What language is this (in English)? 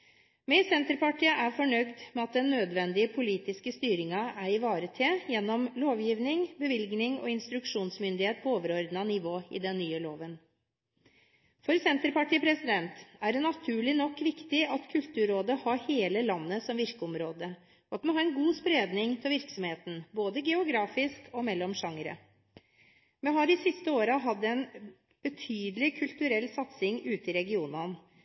Norwegian Bokmål